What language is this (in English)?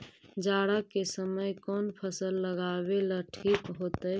Magahi